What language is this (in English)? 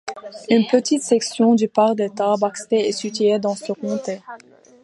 French